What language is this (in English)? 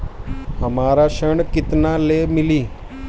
Bhojpuri